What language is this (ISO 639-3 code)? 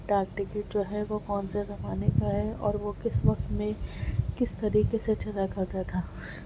urd